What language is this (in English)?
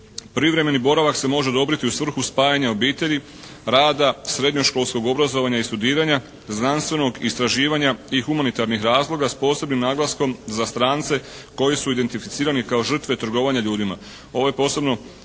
Croatian